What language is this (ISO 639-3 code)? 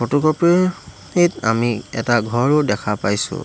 asm